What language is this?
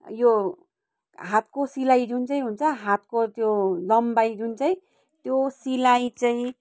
Nepali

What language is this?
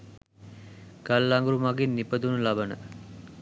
Sinhala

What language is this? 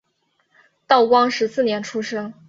Chinese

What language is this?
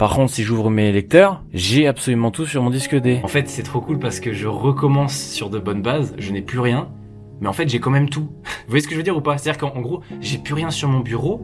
French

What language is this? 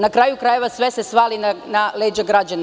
Serbian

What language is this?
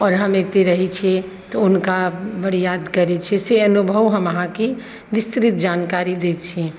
Maithili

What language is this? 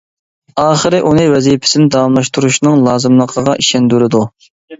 Uyghur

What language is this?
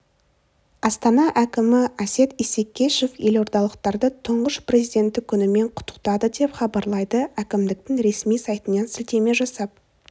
Kazakh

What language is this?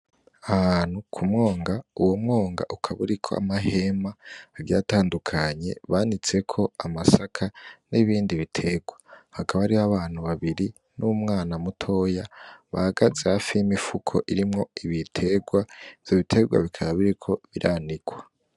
Rundi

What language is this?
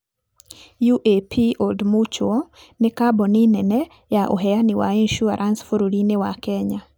Kikuyu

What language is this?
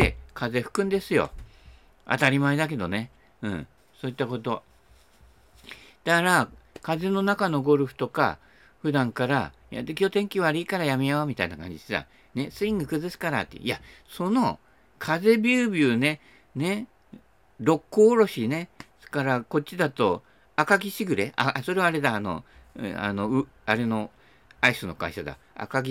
Japanese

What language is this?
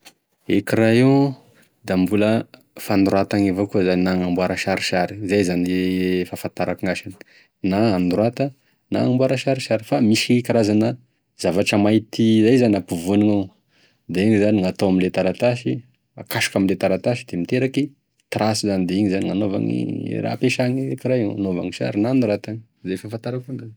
Tesaka Malagasy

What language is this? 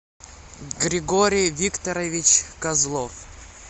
Russian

